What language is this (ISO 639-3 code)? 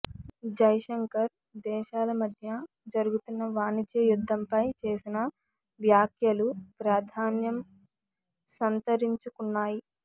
tel